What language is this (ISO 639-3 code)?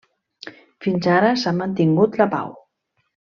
cat